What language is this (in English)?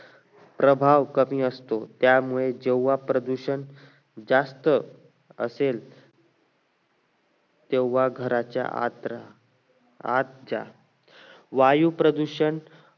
Marathi